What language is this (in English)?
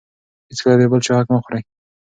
Pashto